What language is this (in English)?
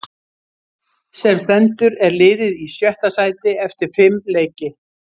Icelandic